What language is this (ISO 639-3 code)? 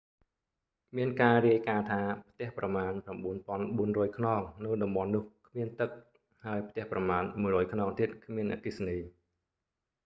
khm